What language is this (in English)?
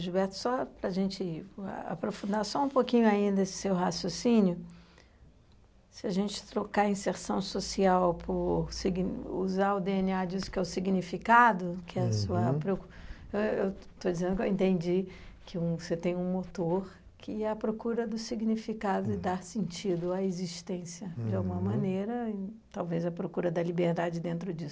Portuguese